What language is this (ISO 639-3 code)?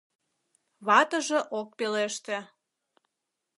chm